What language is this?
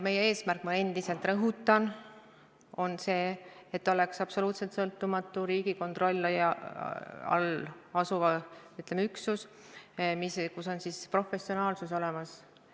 Estonian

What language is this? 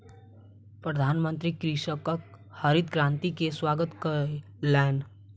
Maithili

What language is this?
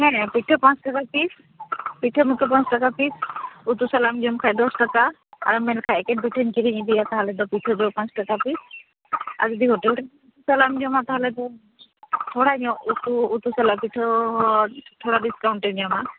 Santali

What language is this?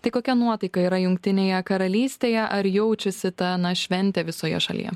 Lithuanian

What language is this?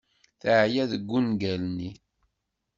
Kabyle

